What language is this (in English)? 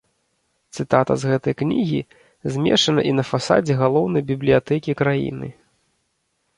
Belarusian